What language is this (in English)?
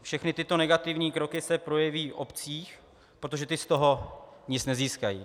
Czech